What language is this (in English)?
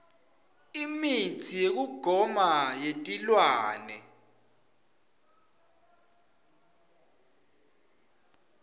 Swati